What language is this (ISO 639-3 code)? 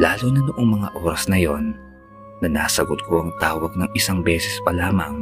fil